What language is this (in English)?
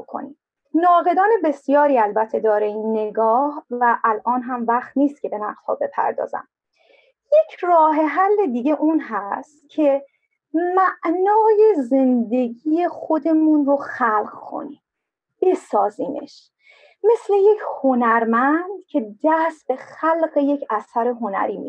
Persian